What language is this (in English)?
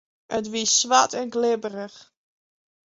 Western Frisian